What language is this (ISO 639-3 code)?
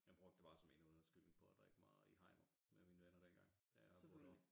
dan